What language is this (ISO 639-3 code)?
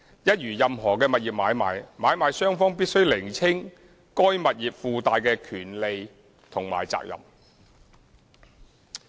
yue